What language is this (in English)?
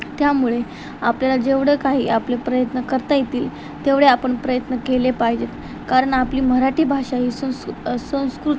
Marathi